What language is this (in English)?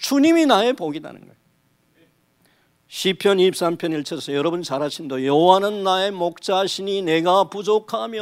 Korean